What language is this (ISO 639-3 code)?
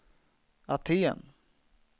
swe